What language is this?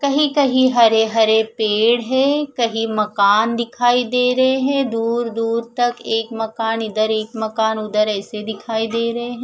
Hindi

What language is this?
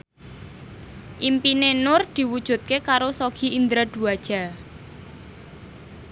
Javanese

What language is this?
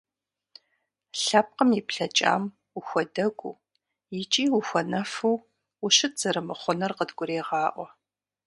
Kabardian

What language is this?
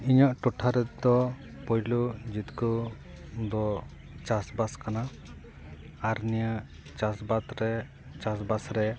Santali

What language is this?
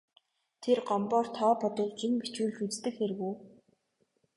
Mongolian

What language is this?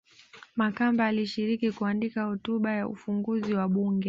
Swahili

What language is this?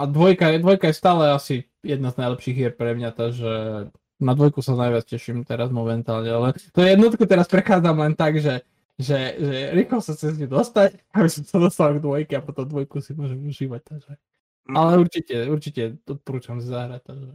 Slovak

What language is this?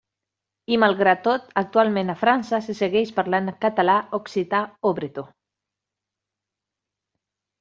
Catalan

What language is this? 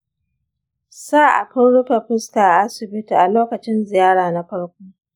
Hausa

